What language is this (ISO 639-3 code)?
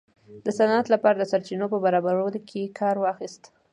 pus